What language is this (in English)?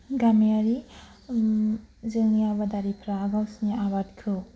Bodo